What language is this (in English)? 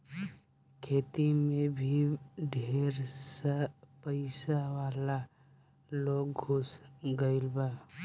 Bhojpuri